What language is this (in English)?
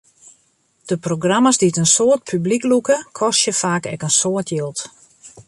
Western Frisian